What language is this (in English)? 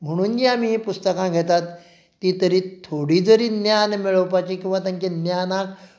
Konkani